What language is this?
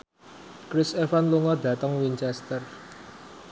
Javanese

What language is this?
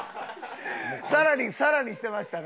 Japanese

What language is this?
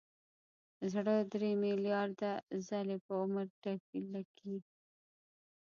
Pashto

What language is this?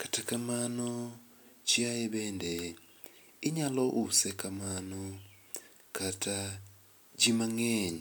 Luo (Kenya and Tanzania)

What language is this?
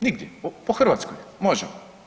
Croatian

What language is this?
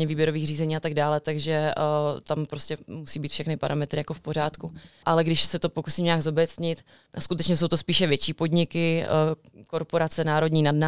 Czech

